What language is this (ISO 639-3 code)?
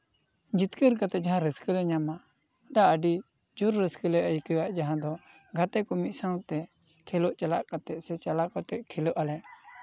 sat